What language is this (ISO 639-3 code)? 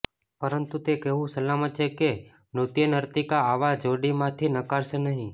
guj